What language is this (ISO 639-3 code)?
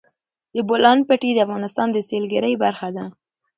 pus